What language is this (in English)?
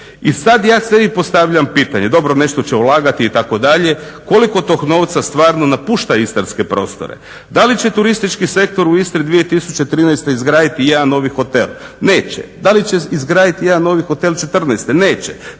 Croatian